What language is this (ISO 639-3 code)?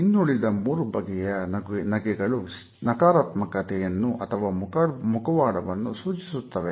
kan